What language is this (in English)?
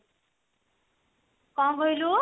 Odia